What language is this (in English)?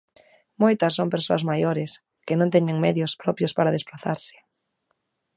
Galician